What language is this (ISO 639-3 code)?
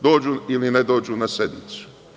srp